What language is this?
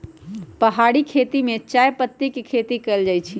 Magahi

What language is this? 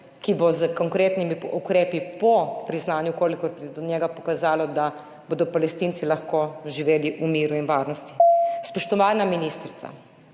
Slovenian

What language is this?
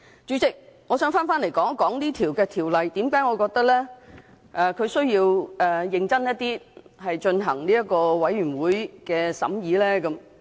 Cantonese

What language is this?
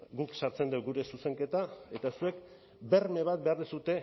Basque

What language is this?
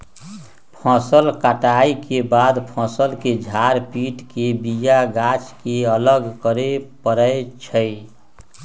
Magahi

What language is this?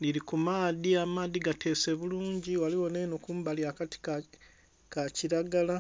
Soga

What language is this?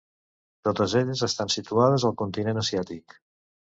Catalan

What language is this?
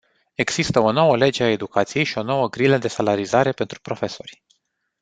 Romanian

